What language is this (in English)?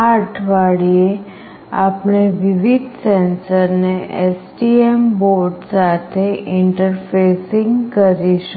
Gujarati